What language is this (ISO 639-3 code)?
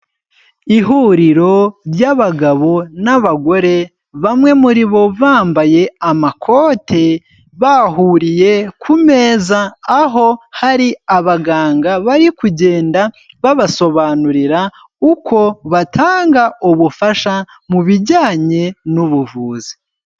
kin